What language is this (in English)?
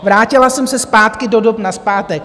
Czech